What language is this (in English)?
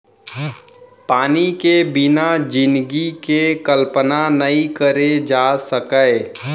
Chhattisgarhi